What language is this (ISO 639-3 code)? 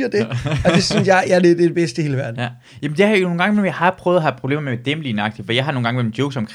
dan